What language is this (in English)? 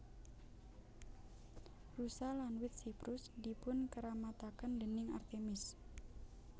Javanese